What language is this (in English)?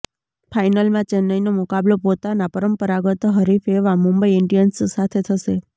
Gujarati